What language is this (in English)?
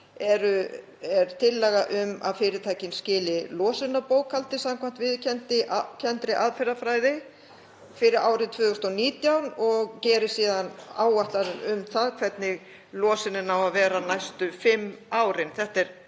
Icelandic